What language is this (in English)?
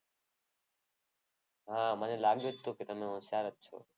Gujarati